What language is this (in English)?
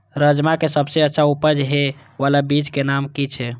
Maithili